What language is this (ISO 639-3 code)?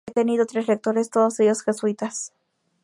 spa